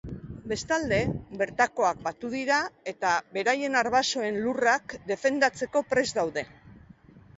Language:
Basque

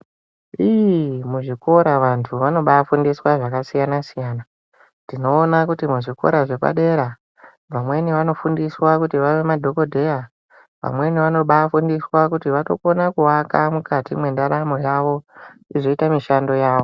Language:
Ndau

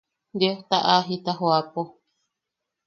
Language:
Yaqui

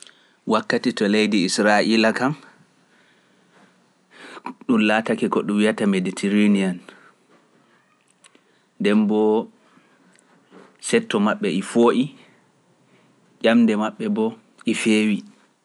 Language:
Pular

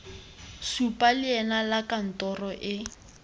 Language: Tswana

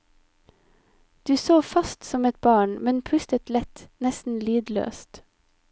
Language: Norwegian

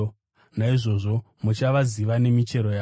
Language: Shona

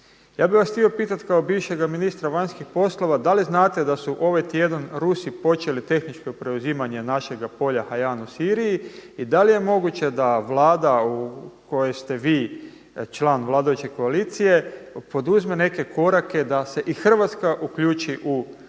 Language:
Croatian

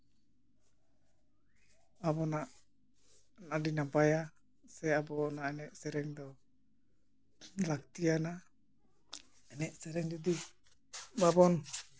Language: Santali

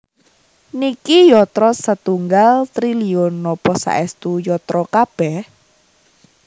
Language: Javanese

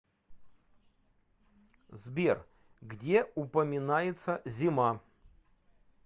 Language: Russian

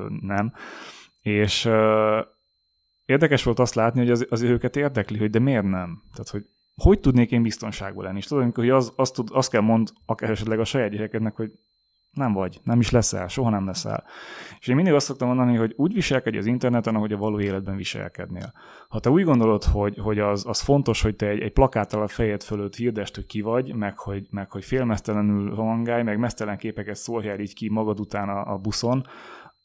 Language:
Hungarian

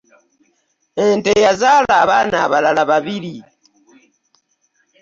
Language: Ganda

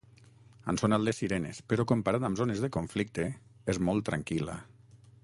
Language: Catalan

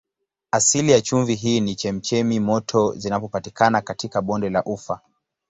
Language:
Swahili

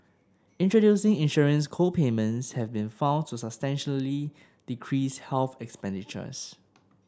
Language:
English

